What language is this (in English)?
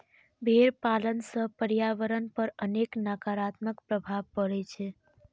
Maithili